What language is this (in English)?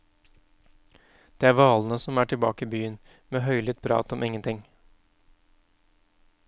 Norwegian